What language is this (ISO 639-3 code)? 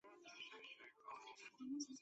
zho